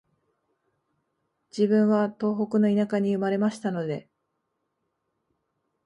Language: Japanese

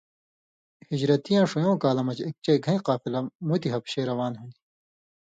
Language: Indus Kohistani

